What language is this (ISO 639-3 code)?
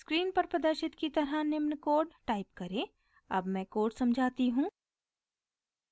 hin